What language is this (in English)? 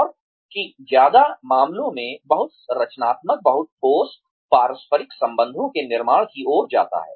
Hindi